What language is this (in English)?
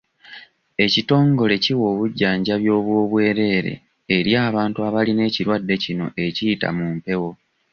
Ganda